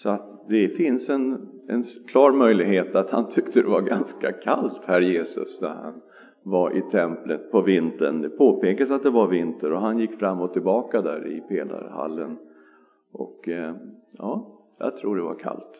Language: Swedish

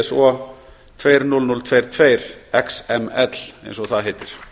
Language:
Icelandic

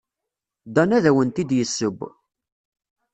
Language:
Kabyle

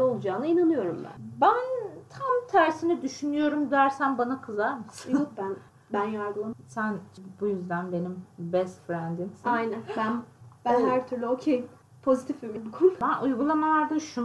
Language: Turkish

